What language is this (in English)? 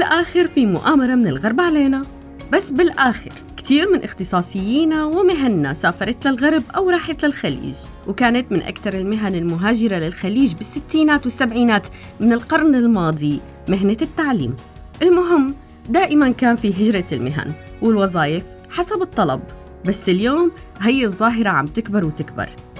Arabic